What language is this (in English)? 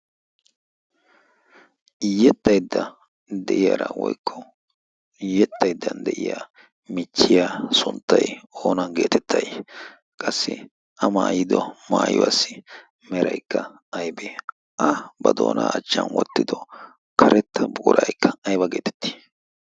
Wolaytta